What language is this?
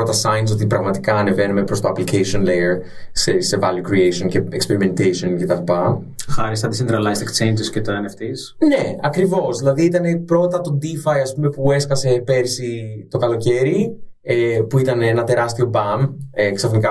Greek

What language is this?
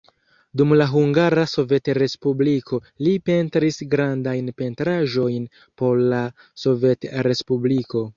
Esperanto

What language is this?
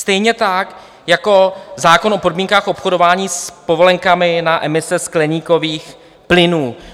Czech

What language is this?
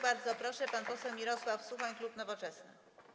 Polish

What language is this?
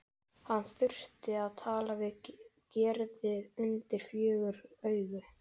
Icelandic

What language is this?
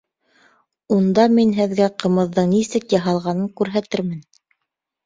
Bashkir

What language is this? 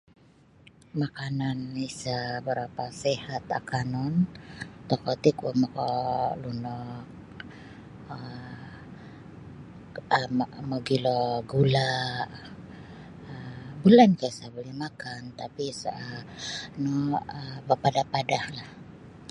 Sabah Bisaya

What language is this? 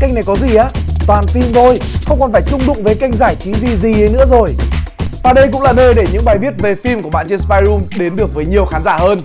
Vietnamese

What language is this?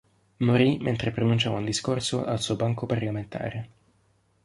Italian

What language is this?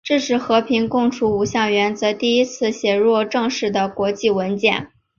Chinese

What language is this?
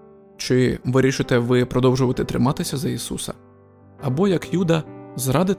Ukrainian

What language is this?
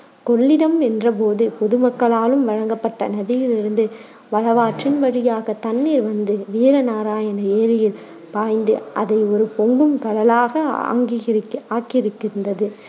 Tamil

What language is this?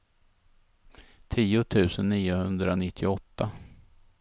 Swedish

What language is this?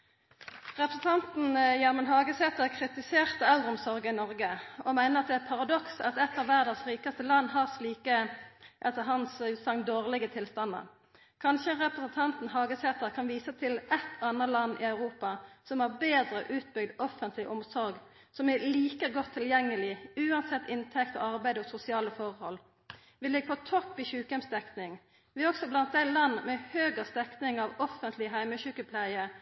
Norwegian Nynorsk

